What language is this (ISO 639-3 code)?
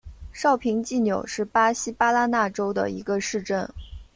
zho